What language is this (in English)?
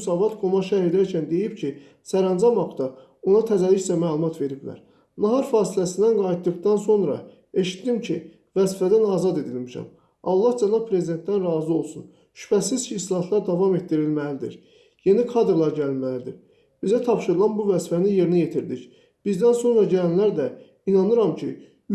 Azerbaijani